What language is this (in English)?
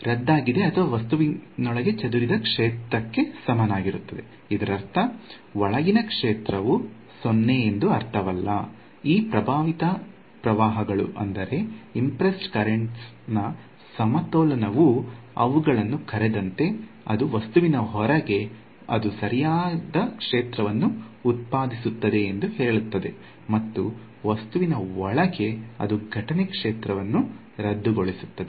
Kannada